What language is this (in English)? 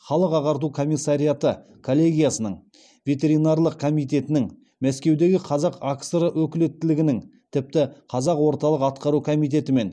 Kazakh